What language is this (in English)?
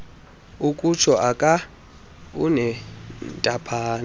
Xhosa